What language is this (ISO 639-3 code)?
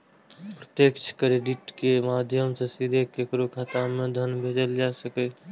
mai